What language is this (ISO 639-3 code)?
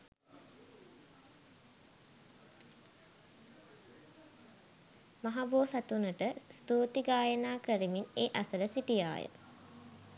sin